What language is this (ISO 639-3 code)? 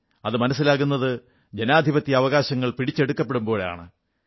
mal